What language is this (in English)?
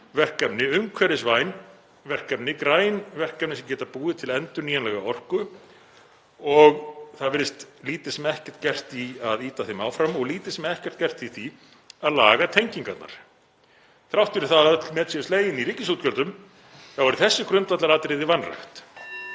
Icelandic